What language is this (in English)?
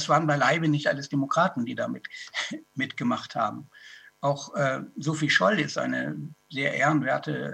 German